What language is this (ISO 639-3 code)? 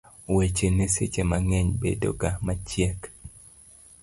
luo